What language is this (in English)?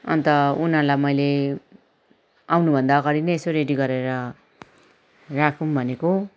Nepali